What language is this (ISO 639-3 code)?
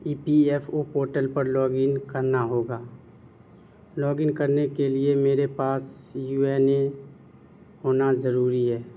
urd